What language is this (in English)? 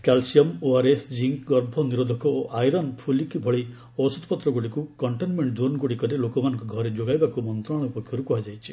Odia